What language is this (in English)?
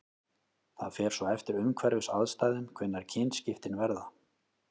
Icelandic